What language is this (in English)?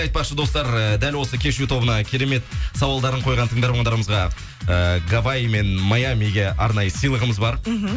Kazakh